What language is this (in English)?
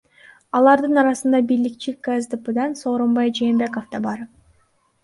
Kyrgyz